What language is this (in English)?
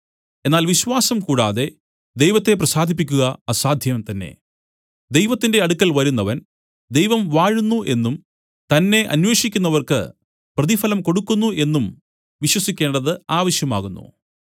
Malayalam